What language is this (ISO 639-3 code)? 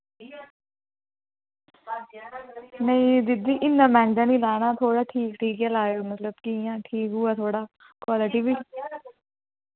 doi